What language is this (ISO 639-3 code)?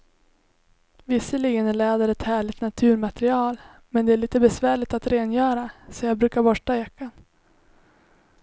swe